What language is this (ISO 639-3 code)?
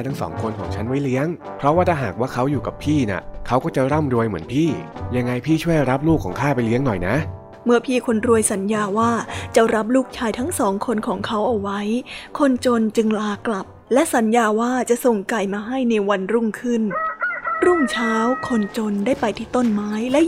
tha